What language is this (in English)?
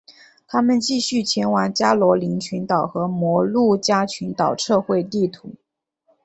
Chinese